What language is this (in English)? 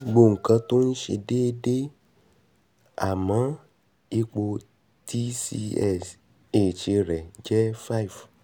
Yoruba